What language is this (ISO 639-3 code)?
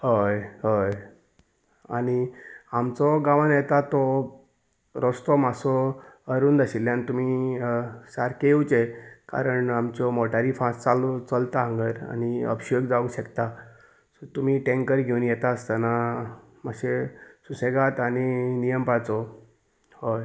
kok